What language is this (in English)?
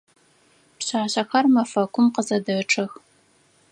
Adyghe